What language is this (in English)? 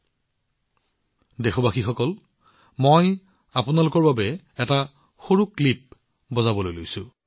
Assamese